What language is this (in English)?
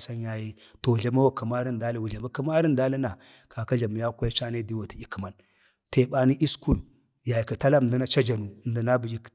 Bade